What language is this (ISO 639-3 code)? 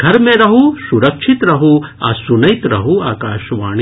mai